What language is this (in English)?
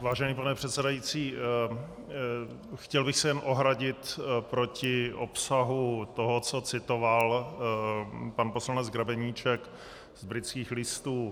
Czech